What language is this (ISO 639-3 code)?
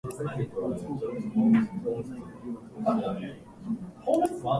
jpn